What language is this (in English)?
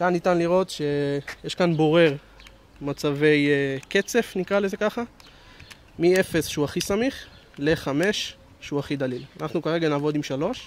Hebrew